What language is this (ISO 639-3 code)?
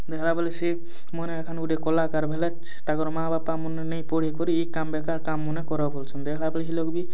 ori